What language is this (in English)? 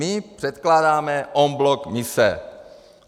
Czech